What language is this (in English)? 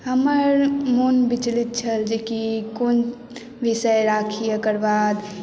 Maithili